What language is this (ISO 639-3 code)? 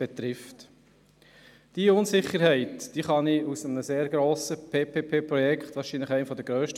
gsw